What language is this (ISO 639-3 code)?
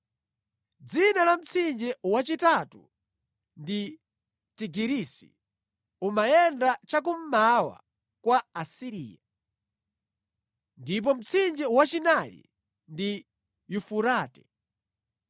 nya